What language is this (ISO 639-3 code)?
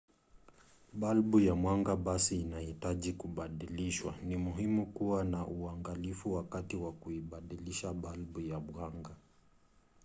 swa